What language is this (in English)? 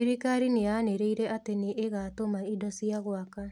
Kikuyu